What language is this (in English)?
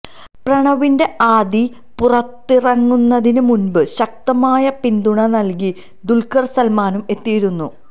Malayalam